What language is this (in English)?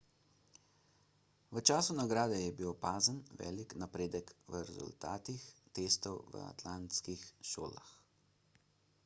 Slovenian